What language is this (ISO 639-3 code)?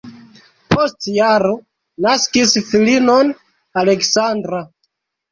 epo